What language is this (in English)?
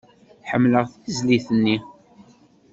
Kabyle